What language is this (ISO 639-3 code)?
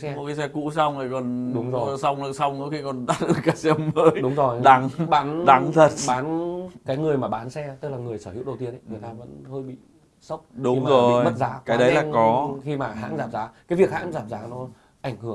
vie